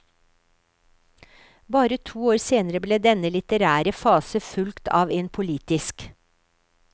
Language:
Norwegian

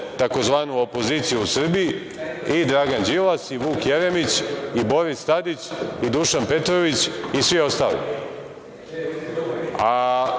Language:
Serbian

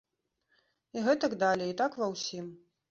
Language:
Belarusian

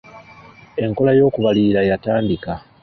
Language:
Ganda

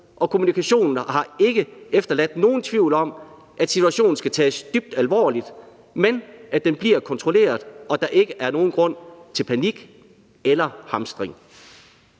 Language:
Danish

